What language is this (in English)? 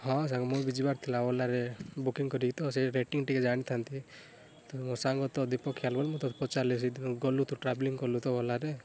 Odia